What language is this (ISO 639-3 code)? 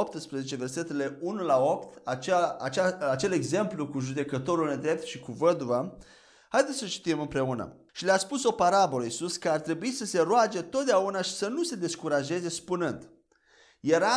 ron